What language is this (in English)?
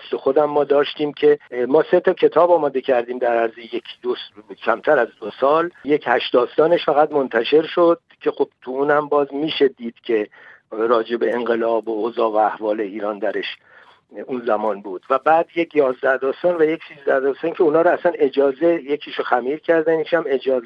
Persian